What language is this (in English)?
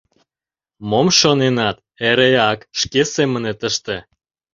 Mari